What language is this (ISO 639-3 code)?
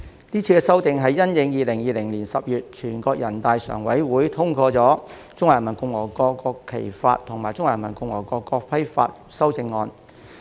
yue